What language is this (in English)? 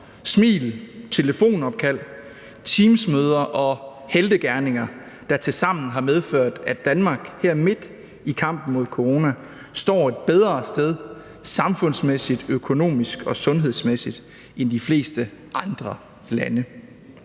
Danish